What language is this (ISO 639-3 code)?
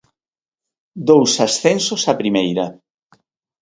glg